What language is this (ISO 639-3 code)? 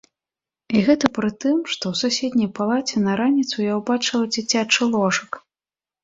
bel